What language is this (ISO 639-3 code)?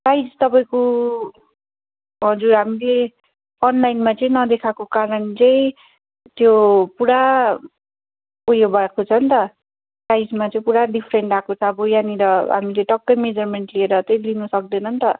nep